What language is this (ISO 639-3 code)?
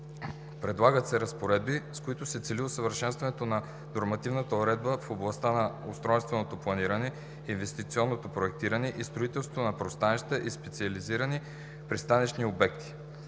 bul